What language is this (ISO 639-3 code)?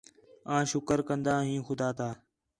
xhe